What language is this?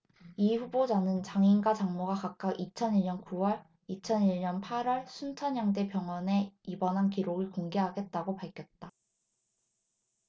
Korean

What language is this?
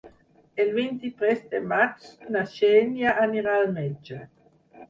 Catalan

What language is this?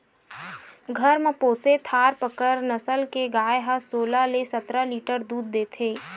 Chhattisgarhi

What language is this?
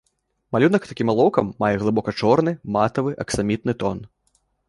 Belarusian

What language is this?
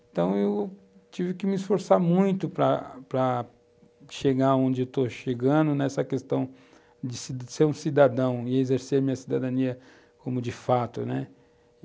Portuguese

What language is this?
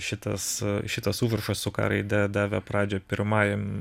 Lithuanian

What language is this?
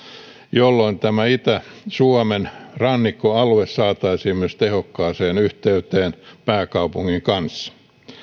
Finnish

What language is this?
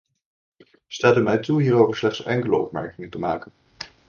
Dutch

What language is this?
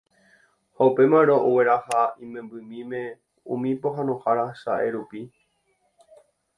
Guarani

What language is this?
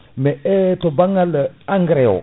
Fula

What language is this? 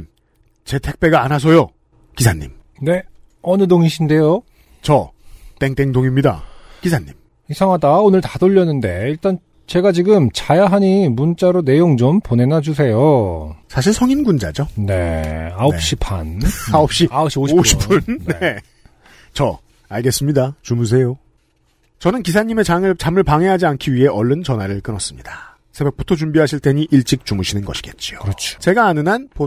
Korean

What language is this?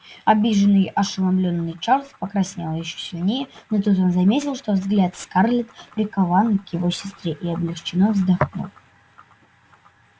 Russian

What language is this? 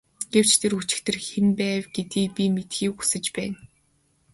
Mongolian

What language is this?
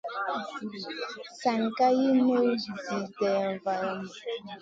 Masana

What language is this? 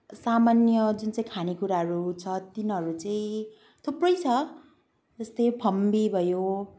Nepali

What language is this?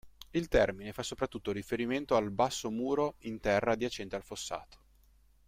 Italian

